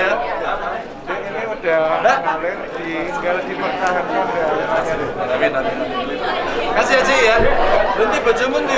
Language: Indonesian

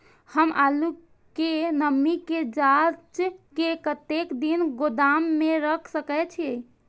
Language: Maithili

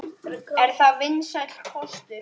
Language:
Icelandic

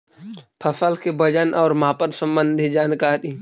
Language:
Magahi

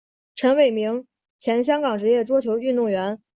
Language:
Chinese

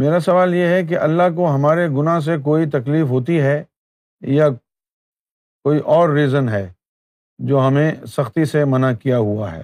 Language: Urdu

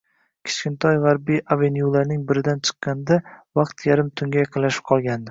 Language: Uzbek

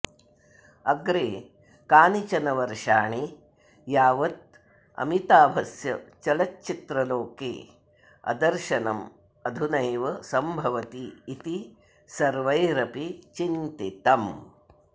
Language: Sanskrit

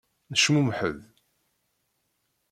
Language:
Kabyle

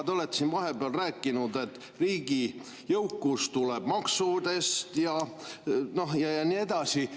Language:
Estonian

